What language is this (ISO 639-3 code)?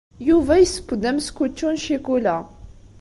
kab